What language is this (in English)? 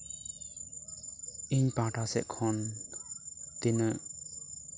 Santali